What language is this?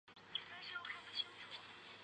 Chinese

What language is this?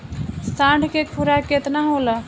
Bhojpuri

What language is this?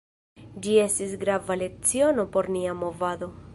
Esperanto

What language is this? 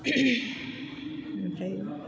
Bodo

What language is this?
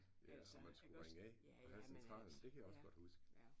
Danish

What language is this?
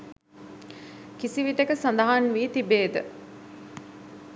Sinhala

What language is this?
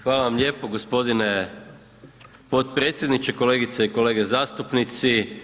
Croatian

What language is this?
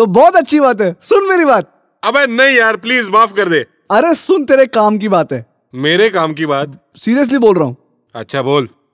Hindi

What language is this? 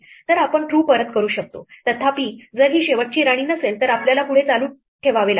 Marathi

